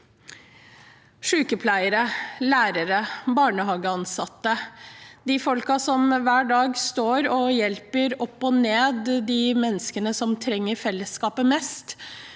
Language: Norwegian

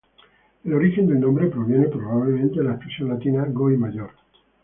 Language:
Spanish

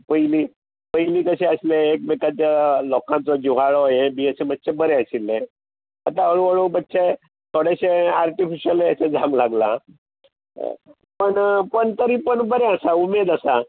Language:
Konkani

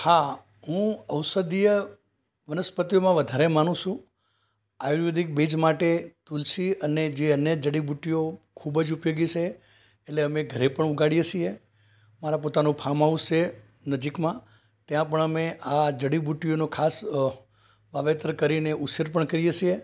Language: Gujarati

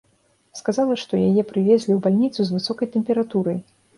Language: Belarusian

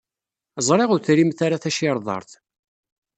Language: Kabyle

